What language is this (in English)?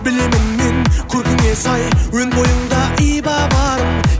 Kazakh